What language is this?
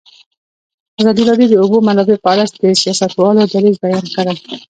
Pashto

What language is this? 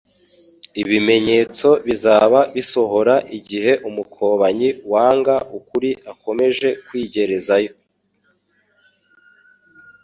Kinyarwanda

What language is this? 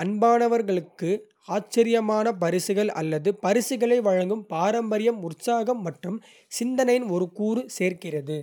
Kota (India)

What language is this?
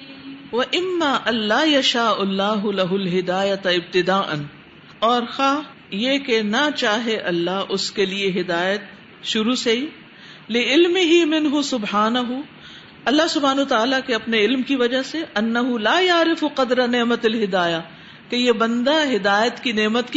Urdu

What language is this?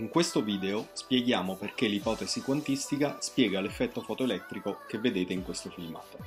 Italian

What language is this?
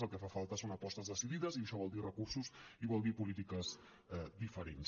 Catalan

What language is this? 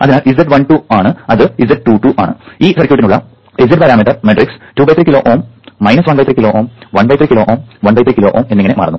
Malayalam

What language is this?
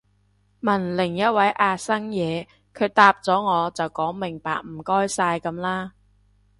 Cantonese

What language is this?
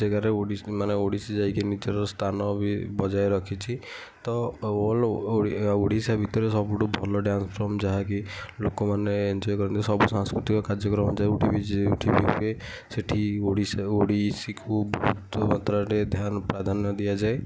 Odia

